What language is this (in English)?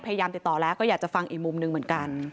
Thai